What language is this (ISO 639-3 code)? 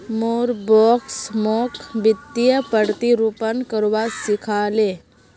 mag